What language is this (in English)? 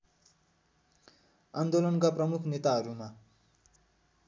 Nepali